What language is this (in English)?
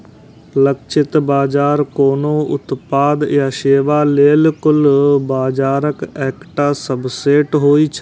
Maithili